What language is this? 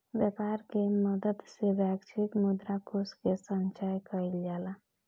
Bhojpuri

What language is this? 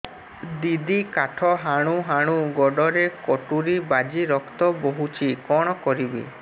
Odia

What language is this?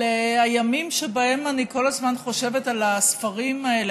Hebrew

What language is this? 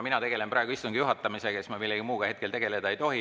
Estonian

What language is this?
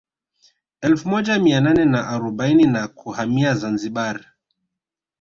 Swahili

